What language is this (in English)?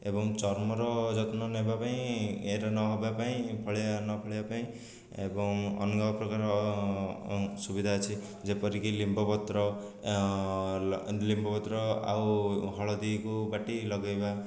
Odia